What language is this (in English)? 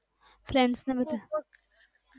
Gujarati